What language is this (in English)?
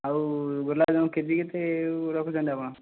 Odia